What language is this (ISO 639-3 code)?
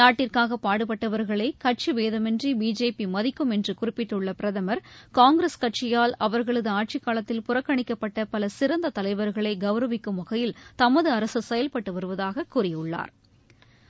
tam